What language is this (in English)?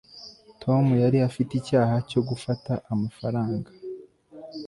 Kinyarwanda